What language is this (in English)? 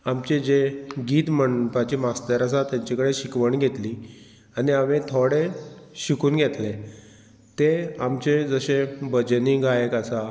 Konkani